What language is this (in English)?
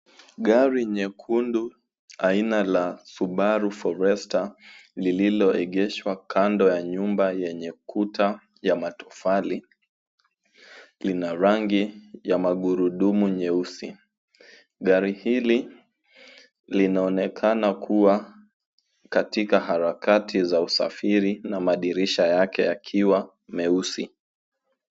Swahili